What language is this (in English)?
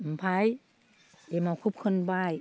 Bodo